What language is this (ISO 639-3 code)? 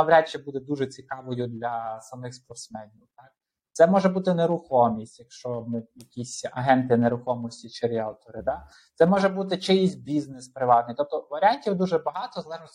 ukr